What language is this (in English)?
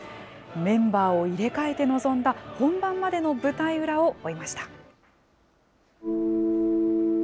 Japanese